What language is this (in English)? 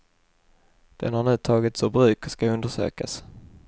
Swedish